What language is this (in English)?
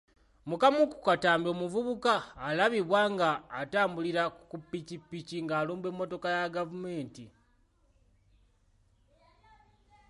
Ganda